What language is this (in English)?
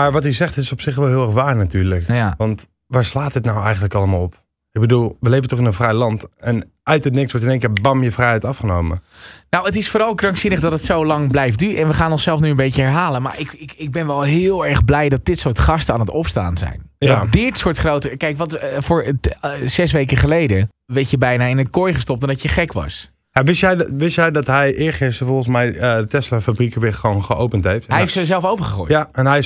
Dutch